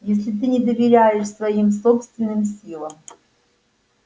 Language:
Russian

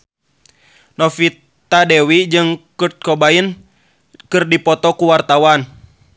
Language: Sundanese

